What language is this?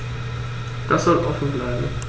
German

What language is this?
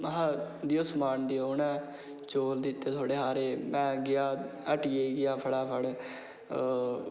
Dogri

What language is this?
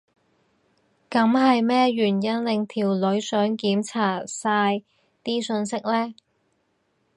Cantonese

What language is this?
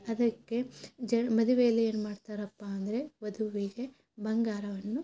Kannada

